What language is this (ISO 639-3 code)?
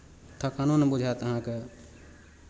mai